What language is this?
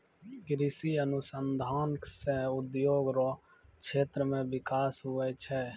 Maithili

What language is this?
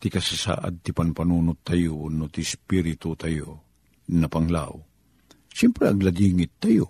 Filipino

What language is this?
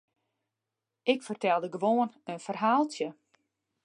Western Frisian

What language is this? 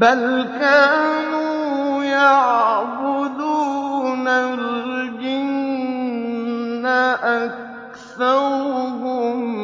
Arabic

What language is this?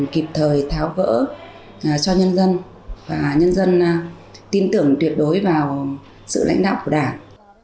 Vietnamese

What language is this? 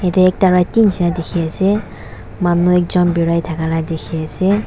Naga Pidgin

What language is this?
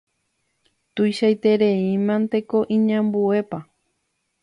Guarani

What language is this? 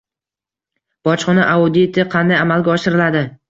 Uzbek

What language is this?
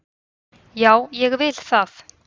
Icelandic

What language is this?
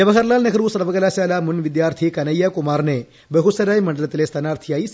Malayalam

